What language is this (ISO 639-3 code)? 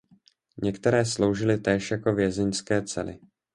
ces